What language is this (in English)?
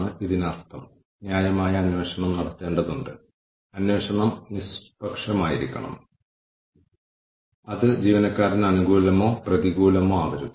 Malayalam